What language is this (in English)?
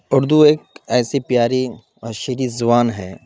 Urdu